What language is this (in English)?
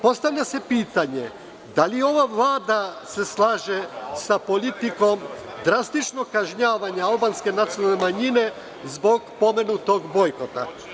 Serbian